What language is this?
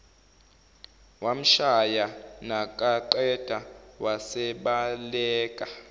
Zulu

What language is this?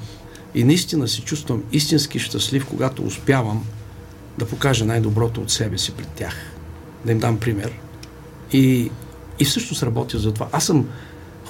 Bulgarian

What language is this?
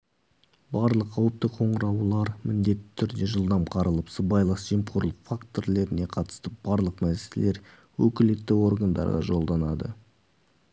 Kazakh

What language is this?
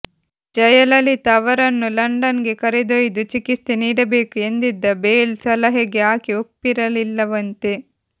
Kannada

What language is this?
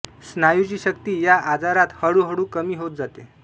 Marathi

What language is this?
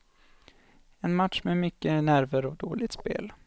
Swedish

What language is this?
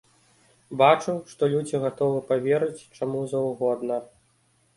Belarusian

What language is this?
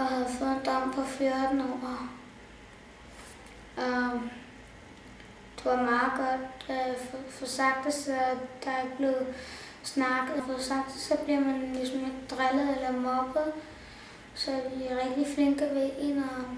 Danish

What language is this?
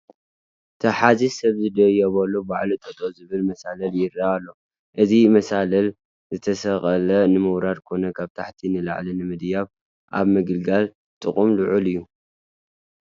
Tigrinya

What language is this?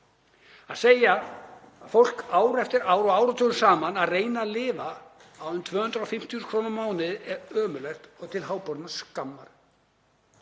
Icelandic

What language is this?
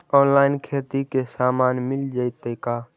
Magahi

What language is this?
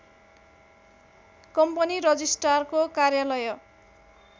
Nepali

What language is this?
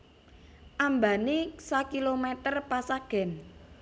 Javanese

